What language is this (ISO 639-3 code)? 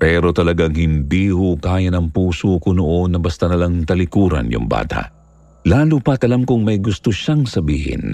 fil